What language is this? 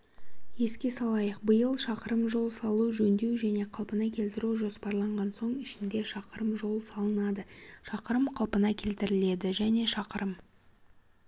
Kazakh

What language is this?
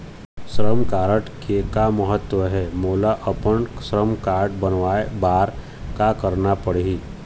Chhattisgarhi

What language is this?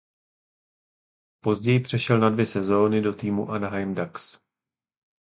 Czech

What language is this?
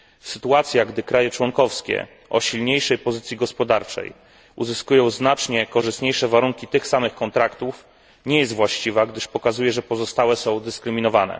Polish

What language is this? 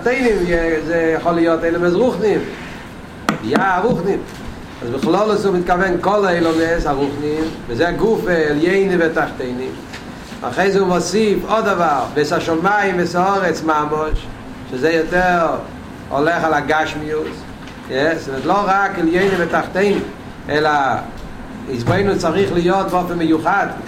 Hebrew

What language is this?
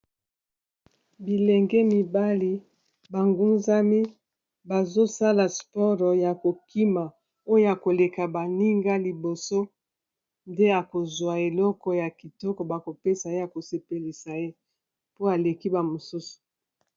Lingala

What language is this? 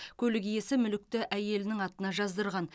Kazakh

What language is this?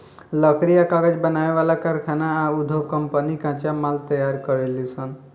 Bhojpuri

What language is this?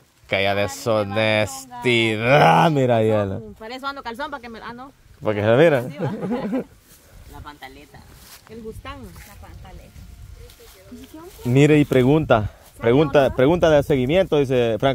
Spanish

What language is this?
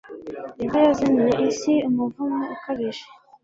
Kinyarwanda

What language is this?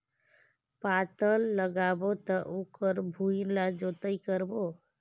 Chhattisgarhi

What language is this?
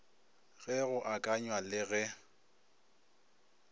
Northern Sotho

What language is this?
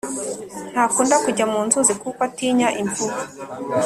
Kinyarwanda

